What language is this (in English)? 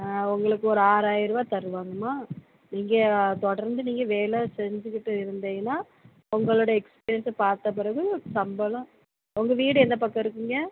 Tamil